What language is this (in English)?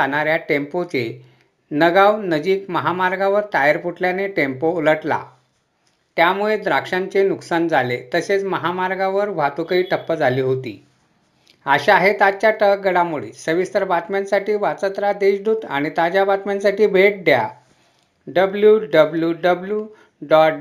Marathi